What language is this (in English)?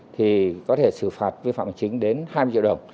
Vietnamese